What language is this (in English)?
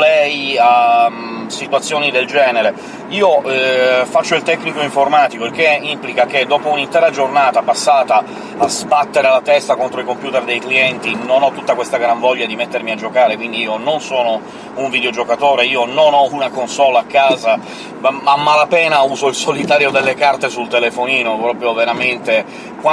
Italian